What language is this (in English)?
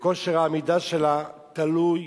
Hebrew